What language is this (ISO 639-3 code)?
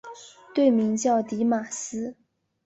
zho